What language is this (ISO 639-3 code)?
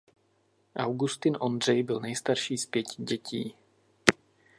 ces